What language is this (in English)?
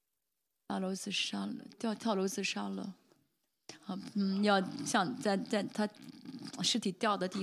Chinese